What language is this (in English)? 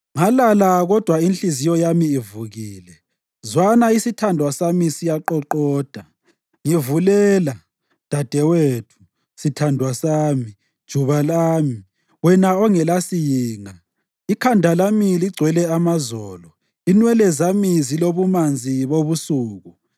North Ndebele